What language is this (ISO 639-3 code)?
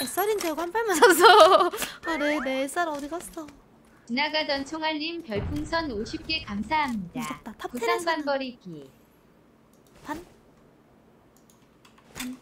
kor